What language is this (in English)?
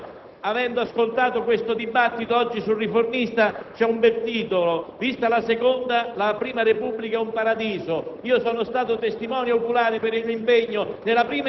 Italian